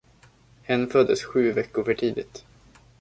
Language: Swedish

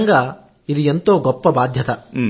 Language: Telugu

